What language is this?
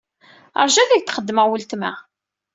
Kabyle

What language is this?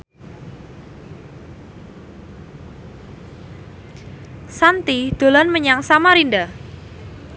Javanese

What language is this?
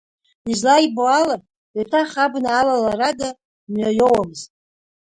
Abkhazian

